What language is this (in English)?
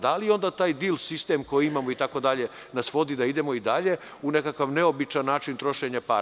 Serbian